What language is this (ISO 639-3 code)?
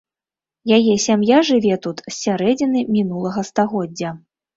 bel